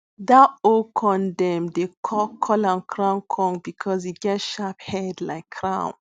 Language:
Nigerian Pidgin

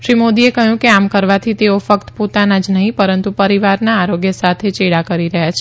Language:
Gujarati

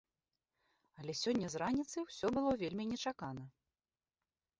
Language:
Belarusian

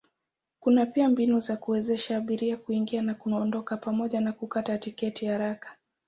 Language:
Swahili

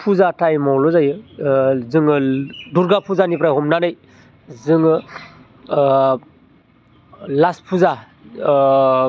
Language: Bodo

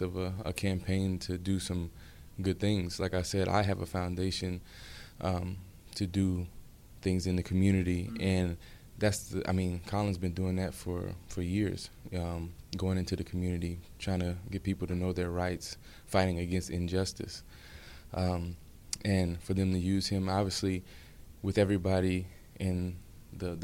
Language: English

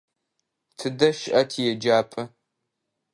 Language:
Adyghe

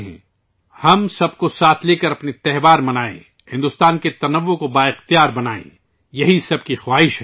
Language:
Urdu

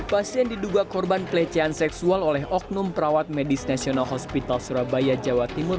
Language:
Indonesian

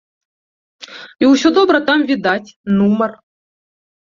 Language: Belarusian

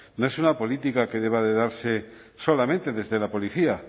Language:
Spanish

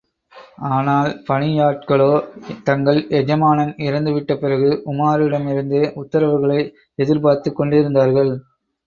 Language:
Tamil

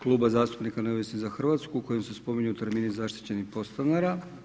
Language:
Croatian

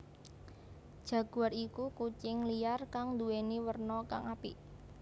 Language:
Javanese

